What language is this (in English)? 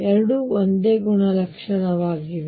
Kannada